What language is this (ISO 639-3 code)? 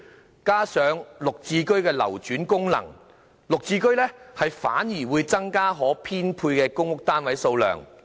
yue